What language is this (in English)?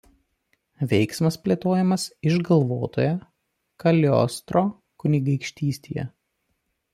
Lithuanian